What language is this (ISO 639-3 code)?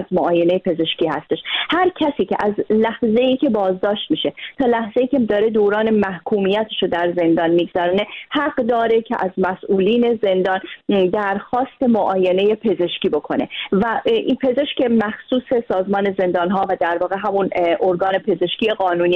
fas